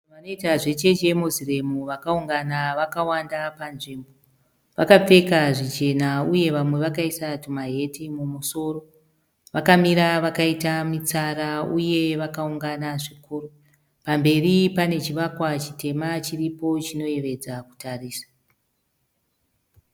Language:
Shona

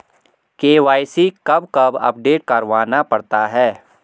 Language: Hindi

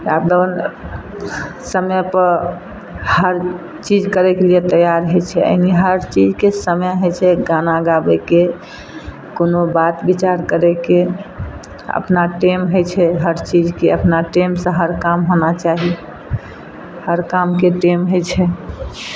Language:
Maithili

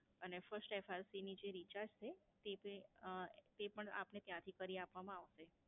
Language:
Gujarati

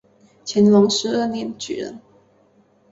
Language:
Chinese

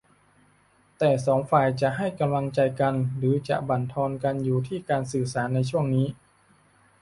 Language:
Thai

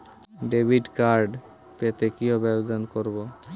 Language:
Bangla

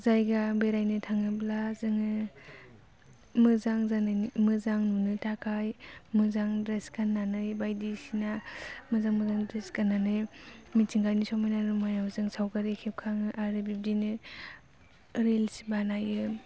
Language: Bodo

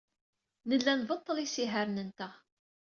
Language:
Kabyle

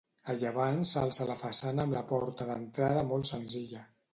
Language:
Catalan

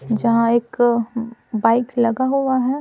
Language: Hindi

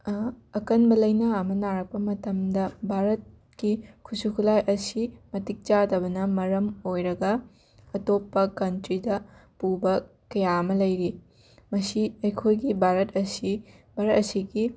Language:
Manipuri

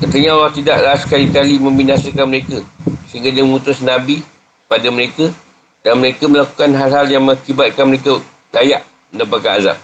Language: Malay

